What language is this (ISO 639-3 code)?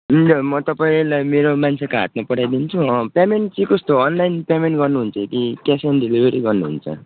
nep